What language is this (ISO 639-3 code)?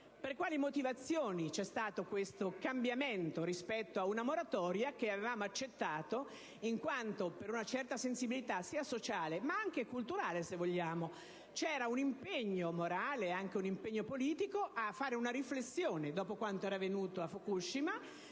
ita